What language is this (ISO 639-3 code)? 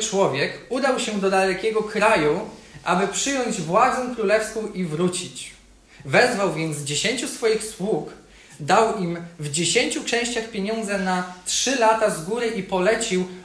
pol